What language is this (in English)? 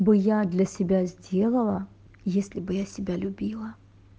Russian